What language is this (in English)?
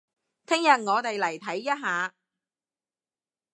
Cantonese